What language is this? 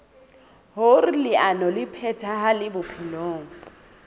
Southern Sotho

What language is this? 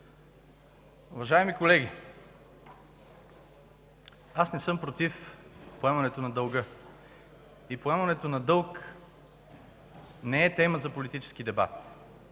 Bulgarian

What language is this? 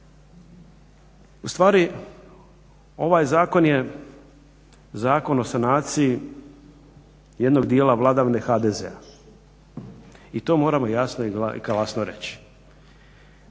Croatian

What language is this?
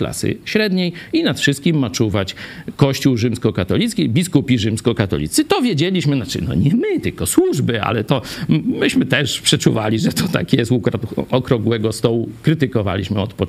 Polish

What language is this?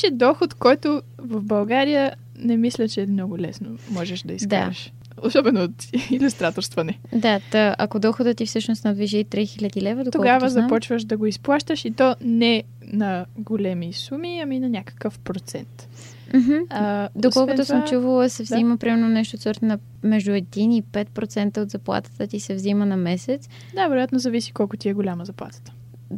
Bulgarian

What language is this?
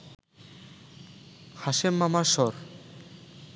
Bangla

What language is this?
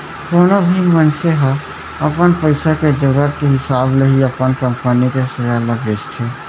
Chhattisgarhi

